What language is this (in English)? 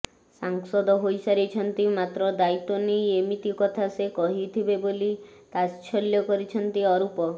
Odia